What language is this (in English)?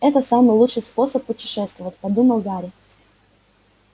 Russian